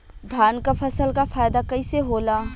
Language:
Bhojpuri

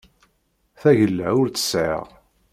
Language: Kabyle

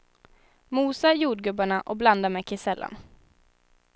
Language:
Swedish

